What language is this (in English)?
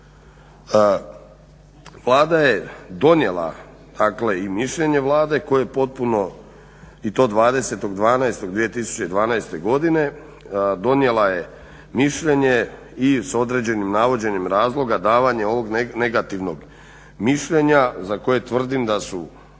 Croatian